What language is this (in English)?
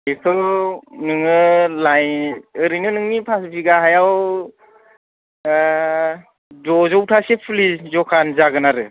Bodo